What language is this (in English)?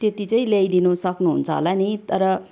Nepali